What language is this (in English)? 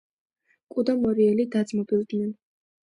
Georgian